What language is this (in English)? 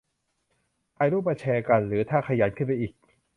Thai